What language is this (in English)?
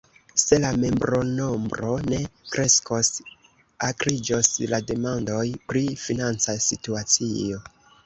Esperanto